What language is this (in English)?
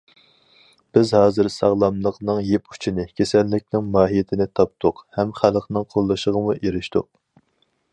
Uyghur